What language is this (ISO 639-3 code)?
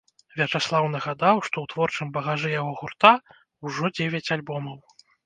bel